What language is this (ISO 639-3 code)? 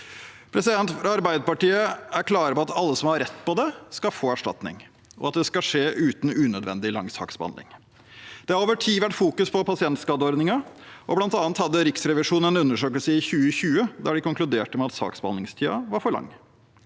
nor